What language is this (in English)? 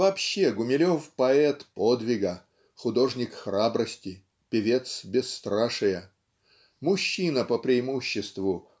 Russian